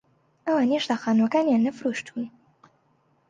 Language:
Central Kurdish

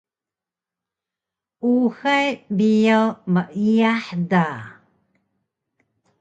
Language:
Taroko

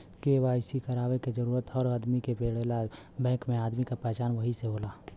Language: Bhojpuri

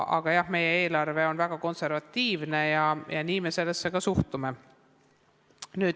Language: Estonian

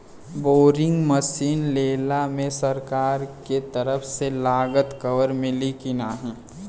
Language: Bhojpuri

